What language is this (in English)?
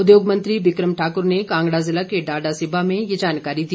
Hindi